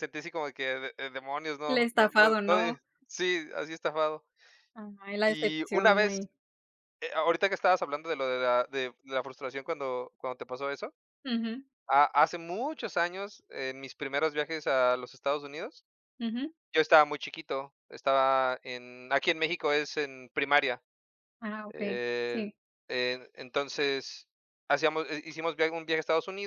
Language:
Spanish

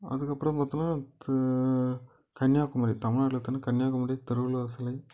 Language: Tamil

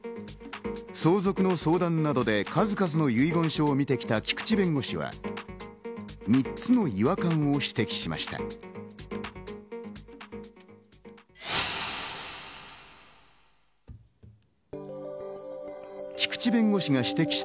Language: Japanese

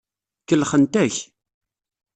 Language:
Kabyle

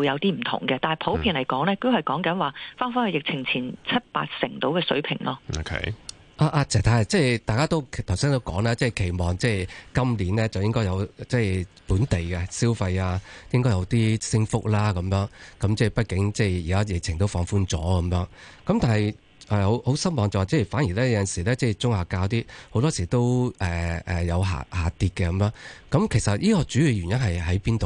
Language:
Chinese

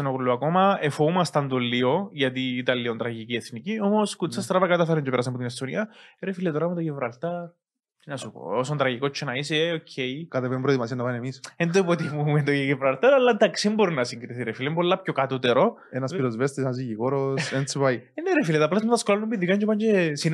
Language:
Greek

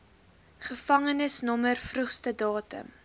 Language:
Afrikaans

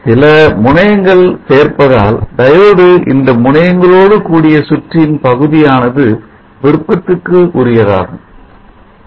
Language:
Tamil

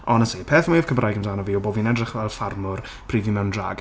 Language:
Welsh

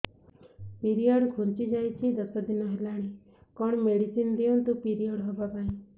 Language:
Odia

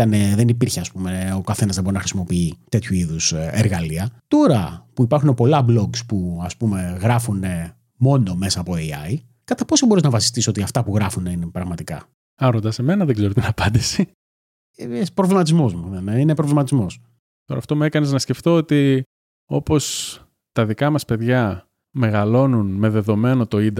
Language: Greek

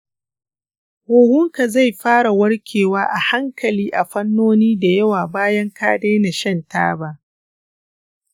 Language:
Hausa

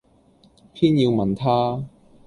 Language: Cantonese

